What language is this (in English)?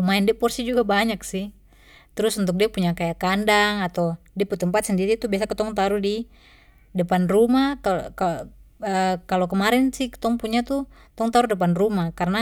Papuan Malay